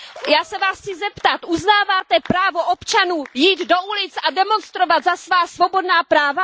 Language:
Czech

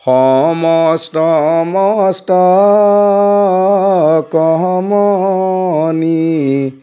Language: Assamese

